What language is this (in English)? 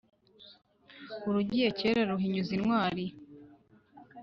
Kinyarwanda